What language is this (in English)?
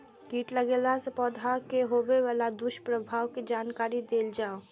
Maithili